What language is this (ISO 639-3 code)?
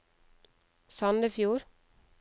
nor